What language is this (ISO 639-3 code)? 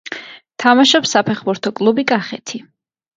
kat